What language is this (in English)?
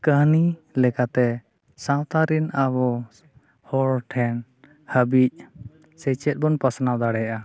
Santali